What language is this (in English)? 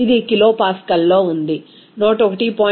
Telugu